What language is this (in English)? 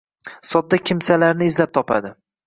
Uzbek